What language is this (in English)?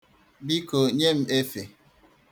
Igbo